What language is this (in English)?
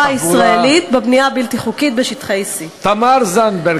Hebrew